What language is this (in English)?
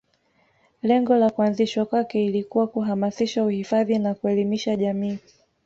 Swahili